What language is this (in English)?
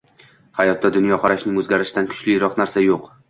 Uzbek